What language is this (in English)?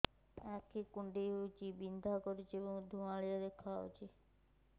Odia